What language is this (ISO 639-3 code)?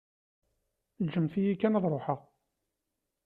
kab